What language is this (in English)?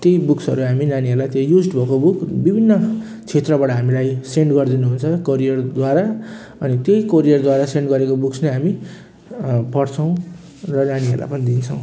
Nepali